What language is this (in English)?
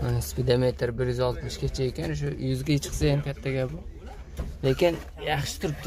Turkish